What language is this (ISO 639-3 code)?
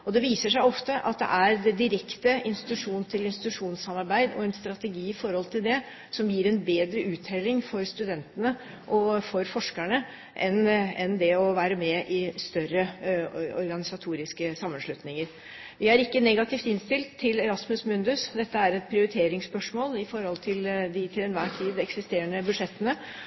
nob